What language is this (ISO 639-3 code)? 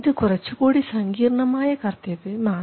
mal